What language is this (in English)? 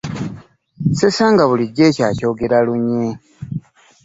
Ganda